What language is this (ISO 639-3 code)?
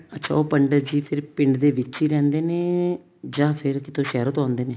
pan